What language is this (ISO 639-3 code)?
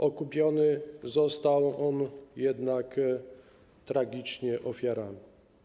pol